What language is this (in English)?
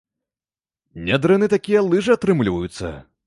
Belarusian